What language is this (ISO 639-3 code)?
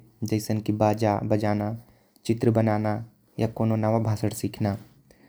kfp